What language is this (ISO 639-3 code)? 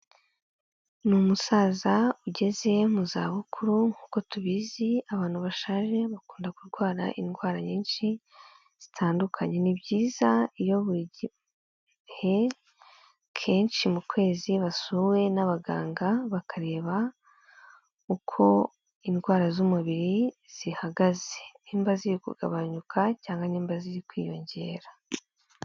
kin